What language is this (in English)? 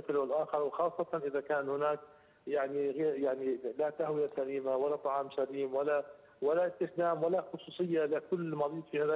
Arabic